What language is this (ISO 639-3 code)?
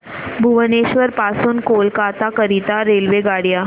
mar